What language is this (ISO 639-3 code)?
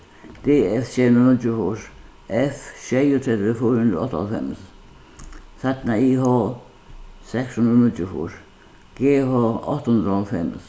fao